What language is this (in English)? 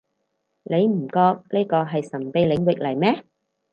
Cantonese